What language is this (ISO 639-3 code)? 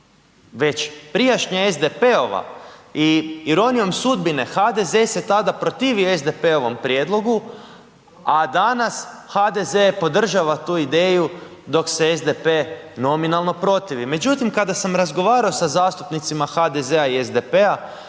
hrv